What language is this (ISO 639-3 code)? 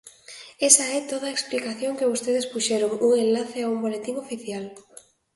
glg